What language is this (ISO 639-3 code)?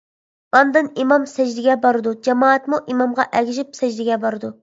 uig